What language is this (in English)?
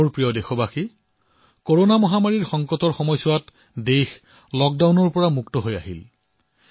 Assamese